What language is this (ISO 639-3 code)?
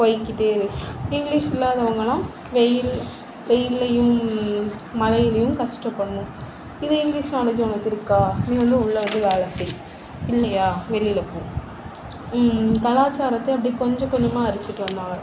tam